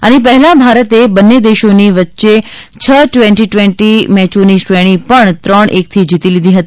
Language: Gujarati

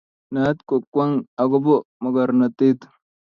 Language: Kalenjin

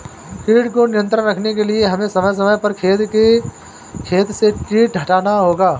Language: Hindi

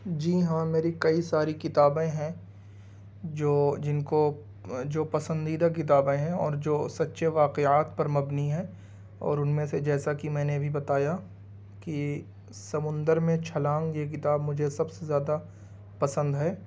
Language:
Urdu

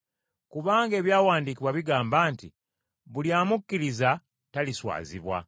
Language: Ganda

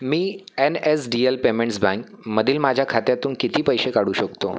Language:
Marathi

